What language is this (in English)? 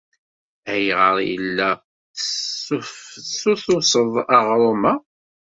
Kabyle